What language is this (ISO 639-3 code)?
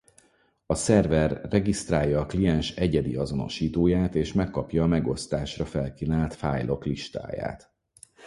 hun